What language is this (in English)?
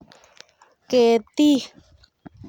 Kalenjin